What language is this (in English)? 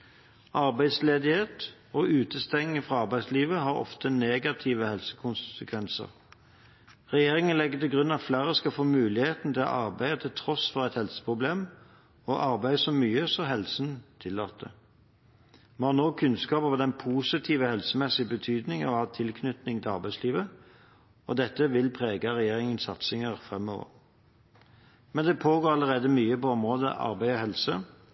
Norwegian Bokmål